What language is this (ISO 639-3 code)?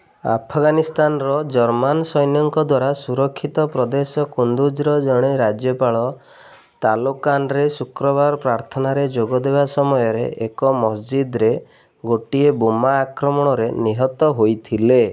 ori